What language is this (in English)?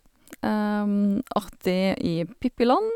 Norwegian